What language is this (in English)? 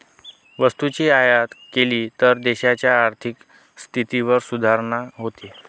Marathi